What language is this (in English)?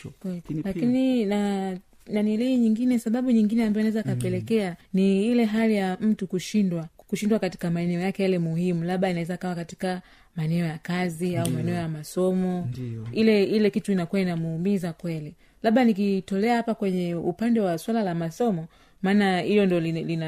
Swahili